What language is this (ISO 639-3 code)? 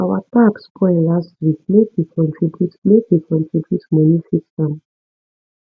pcm